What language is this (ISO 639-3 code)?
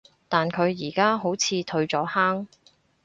yue